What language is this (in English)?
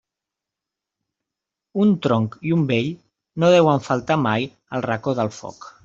Catalan